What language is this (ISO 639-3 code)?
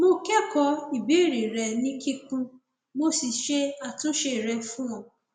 yor